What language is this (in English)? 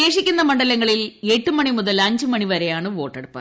Malayalam